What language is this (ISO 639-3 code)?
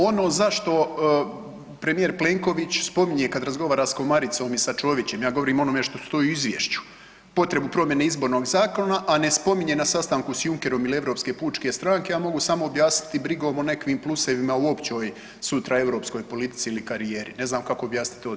hrv